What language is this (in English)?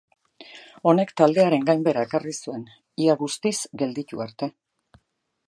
Basque